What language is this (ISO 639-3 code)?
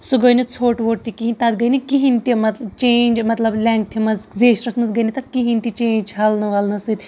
kas